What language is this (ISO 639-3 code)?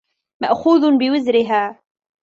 ara